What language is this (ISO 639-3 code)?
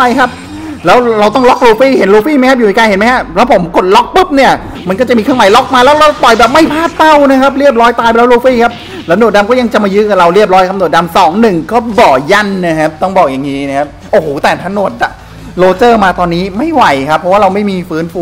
tha